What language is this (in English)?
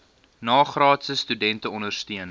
Afrikaans